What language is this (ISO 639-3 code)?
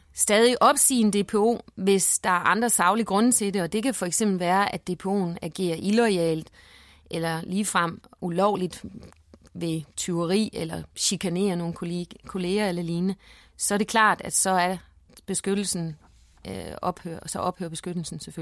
dan